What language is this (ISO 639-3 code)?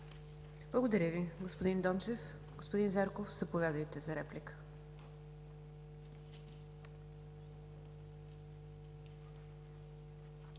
bul